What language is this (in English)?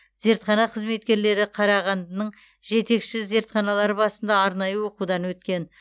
Kazakh